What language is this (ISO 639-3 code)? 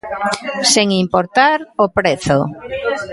glg